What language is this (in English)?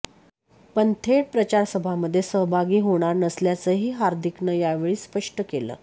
Marathi